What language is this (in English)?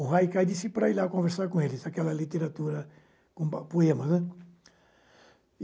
Portuguese